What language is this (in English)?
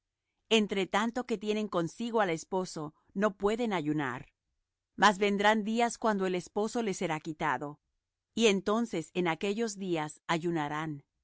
Spanish